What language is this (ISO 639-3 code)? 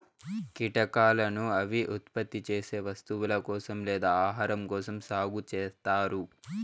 tel